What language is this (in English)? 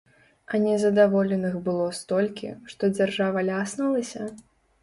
Belarusian